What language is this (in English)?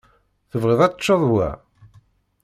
Kabyle